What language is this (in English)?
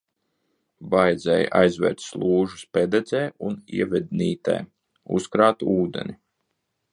Latvian